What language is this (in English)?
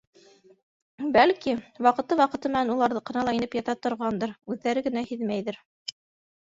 Bashkir